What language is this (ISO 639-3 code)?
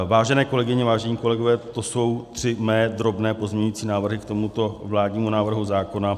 ces